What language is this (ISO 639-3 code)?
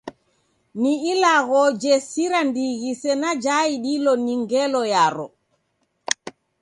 dav